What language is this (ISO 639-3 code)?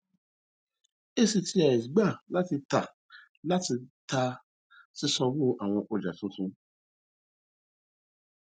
yor